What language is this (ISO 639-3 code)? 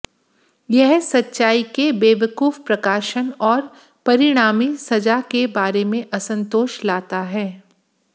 hin